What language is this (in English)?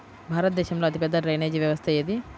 Telugu